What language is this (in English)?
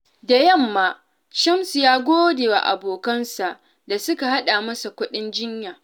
Hausa